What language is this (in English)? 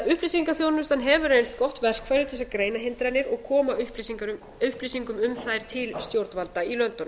Icelandic